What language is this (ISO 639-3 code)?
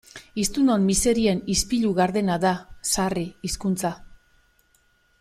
eus